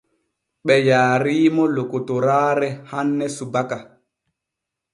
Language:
Borgu Fulfulde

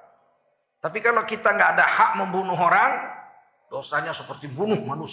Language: Indonesian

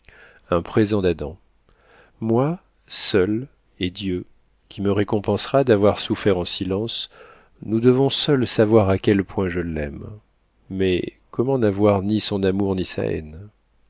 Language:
French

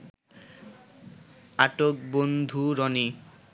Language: Bangla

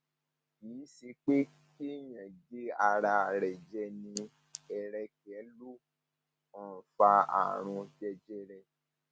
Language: Yoruba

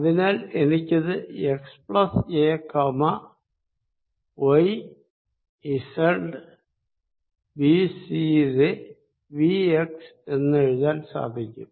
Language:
Malayalam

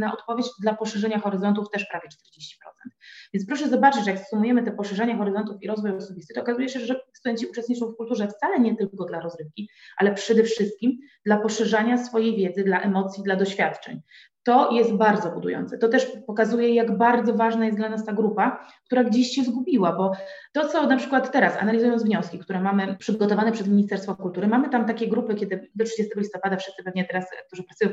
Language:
Polish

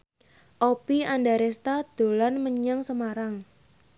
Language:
Javanese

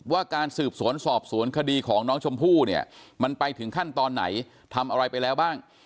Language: Thai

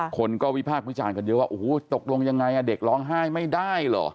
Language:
Thai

